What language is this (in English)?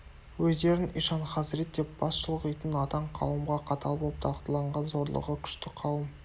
Kazakh